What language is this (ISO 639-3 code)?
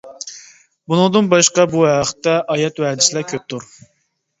uig